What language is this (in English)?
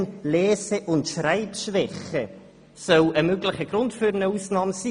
Swiss German